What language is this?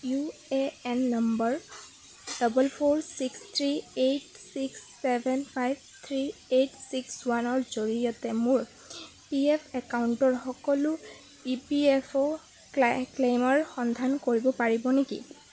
Assamese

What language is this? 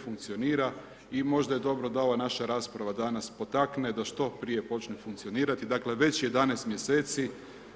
Croatian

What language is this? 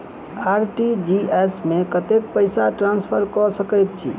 Maithili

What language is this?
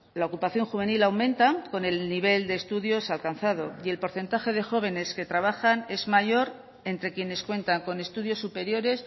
Spanish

